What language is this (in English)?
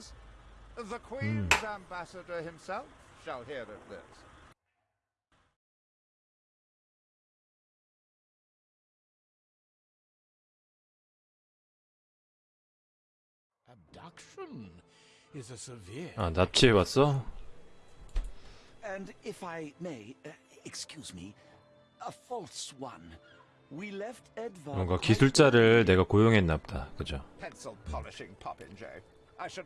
Korean